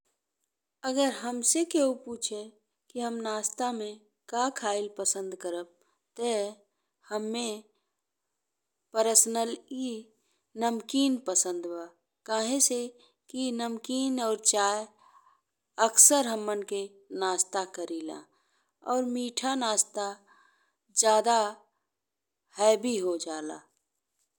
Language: Bhojpuri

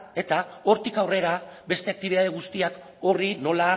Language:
Basque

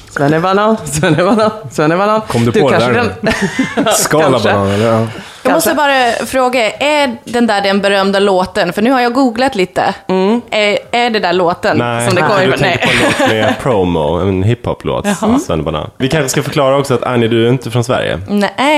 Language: Swedish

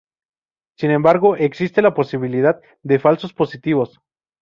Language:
Spanish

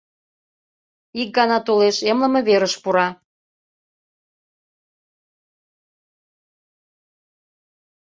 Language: Mari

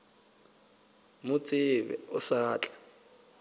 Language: Northern Sotho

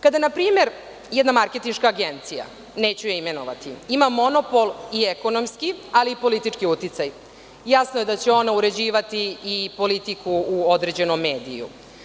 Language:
Serbian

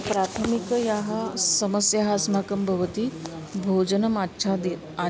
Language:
Sanskrit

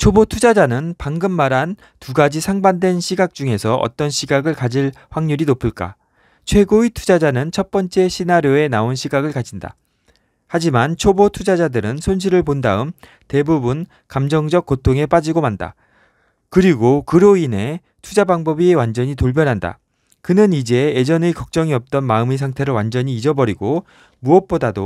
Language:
Korean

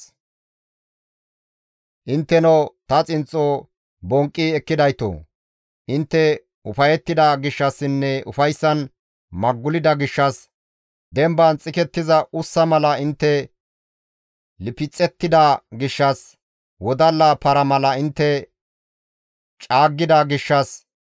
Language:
Gamo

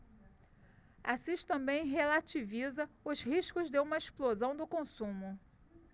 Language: Portuguese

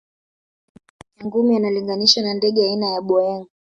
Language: Swahili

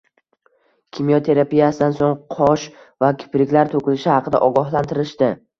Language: Uzbek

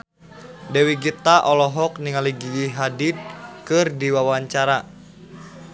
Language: Sundanese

